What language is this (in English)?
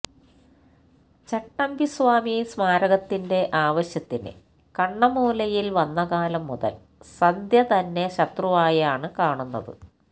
Malayalam